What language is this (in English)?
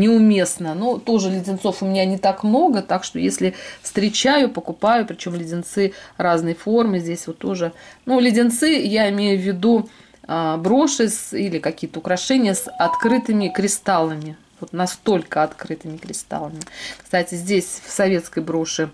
Russian